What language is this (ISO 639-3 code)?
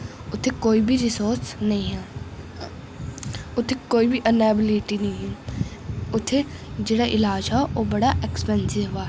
doi